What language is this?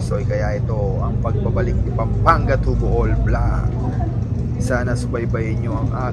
Filipino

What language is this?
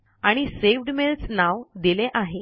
Marathi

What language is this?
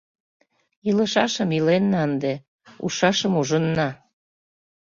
Mari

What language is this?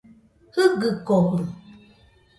Nüpode Huitoto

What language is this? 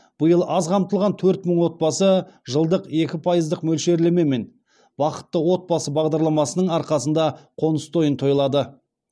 Kazakh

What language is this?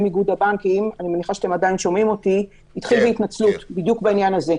Hebrew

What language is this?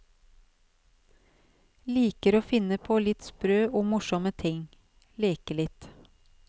Norwegian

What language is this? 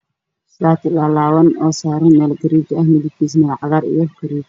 Somali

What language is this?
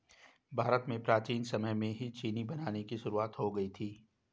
Hindi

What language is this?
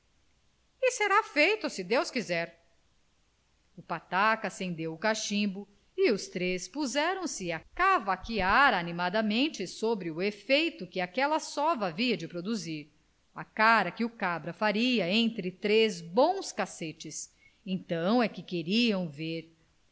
Portuguese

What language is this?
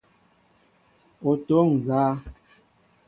Mbo (Cameroon)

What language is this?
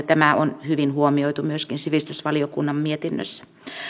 Finnish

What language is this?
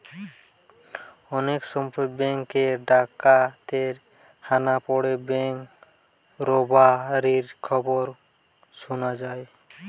Bangla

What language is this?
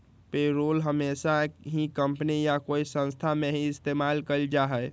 Magahi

